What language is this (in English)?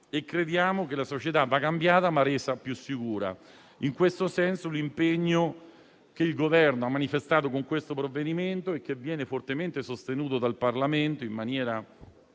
Italian